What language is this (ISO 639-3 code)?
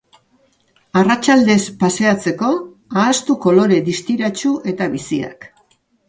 eus